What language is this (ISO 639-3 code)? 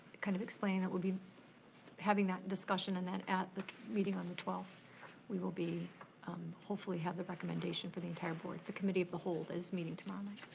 eng